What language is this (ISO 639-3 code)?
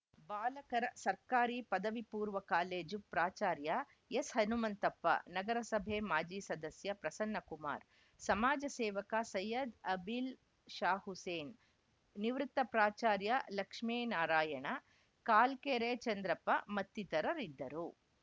kan